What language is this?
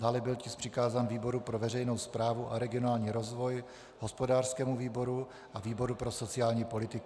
Czech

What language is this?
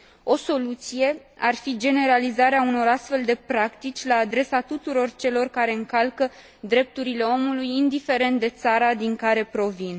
Romanian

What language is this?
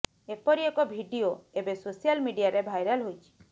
Odia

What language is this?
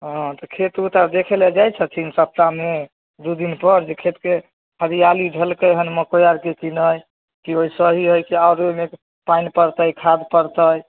Maithili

